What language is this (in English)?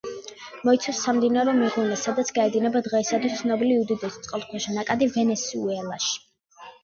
Georgian